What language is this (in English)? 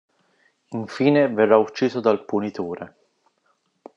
Italian